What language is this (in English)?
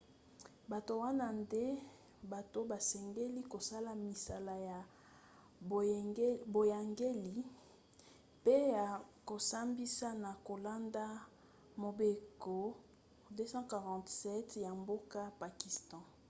Lingala